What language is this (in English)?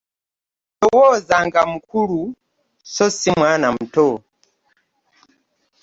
Ganda